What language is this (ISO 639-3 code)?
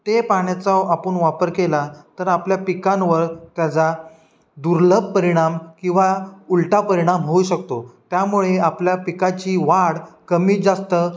mar